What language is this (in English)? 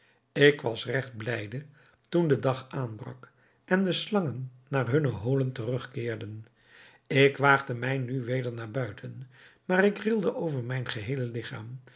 Dutch